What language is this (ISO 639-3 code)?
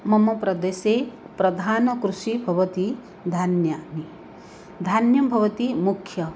san